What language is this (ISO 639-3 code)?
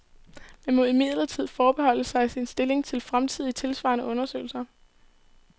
dan